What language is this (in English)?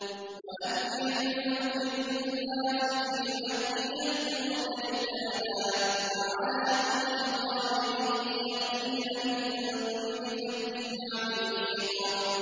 Arabic